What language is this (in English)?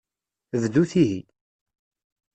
Kabyle